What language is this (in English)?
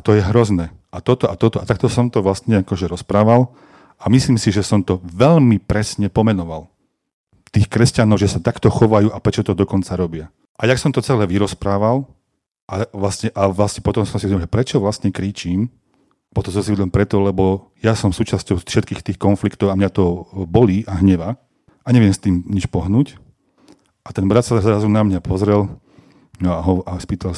Slovak